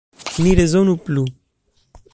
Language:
Esperanto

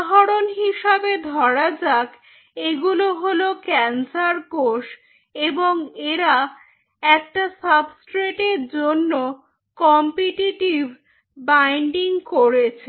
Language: Bangla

